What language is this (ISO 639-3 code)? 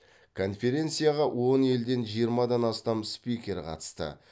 kaz